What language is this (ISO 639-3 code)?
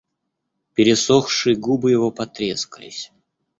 rus